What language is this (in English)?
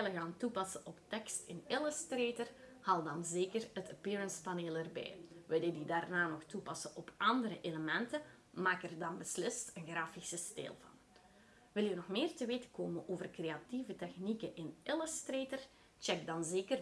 Dutch